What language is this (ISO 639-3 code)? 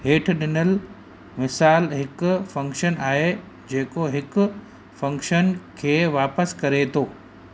snd